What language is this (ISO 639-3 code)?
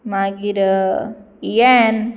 kok